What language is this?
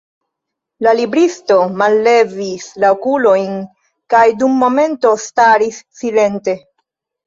Esperanto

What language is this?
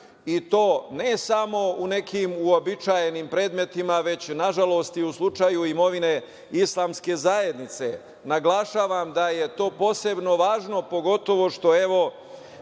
Serbian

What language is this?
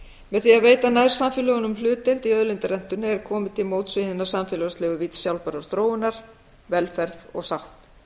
Icelandic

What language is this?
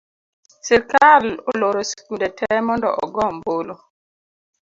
Luo (Kenya and Tanzania)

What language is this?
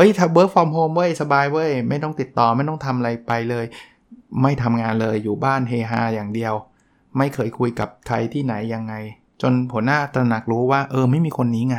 Thai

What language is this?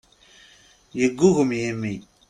Kabyle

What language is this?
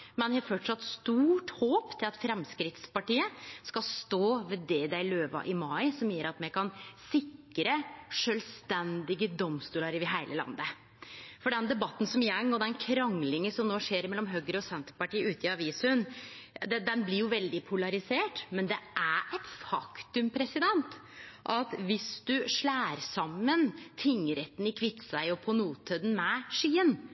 Norwegian Nynorsk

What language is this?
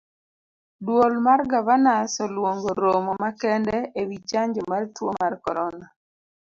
Luo (Kenya and Tanzania)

